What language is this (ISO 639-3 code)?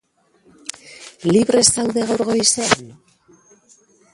eus